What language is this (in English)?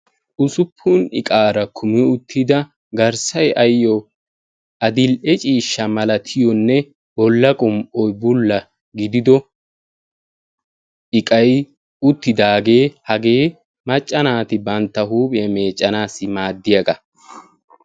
Wolaytta